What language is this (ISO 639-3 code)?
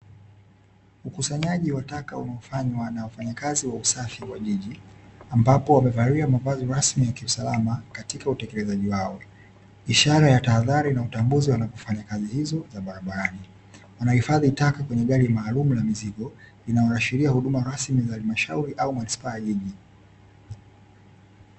swa